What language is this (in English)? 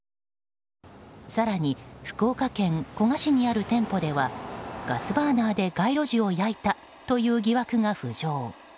Japanese